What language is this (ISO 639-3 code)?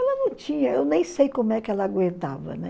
por